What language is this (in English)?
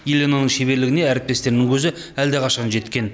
Kazakh